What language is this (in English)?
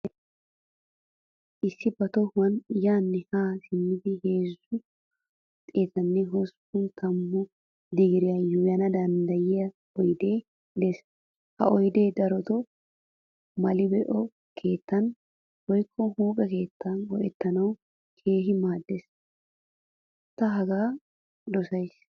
Wolaytta